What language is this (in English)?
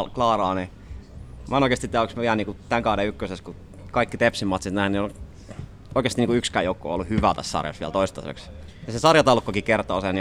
Finnish